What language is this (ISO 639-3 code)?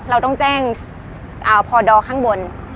tha